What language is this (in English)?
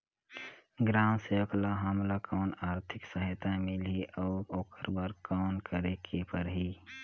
Chhattisgarhi